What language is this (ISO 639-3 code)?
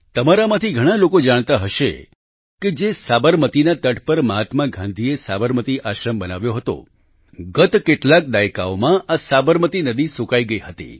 guj